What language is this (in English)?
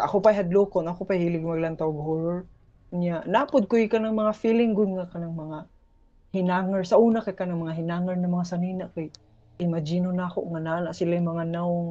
Filipino